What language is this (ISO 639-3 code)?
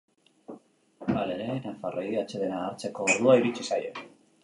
eus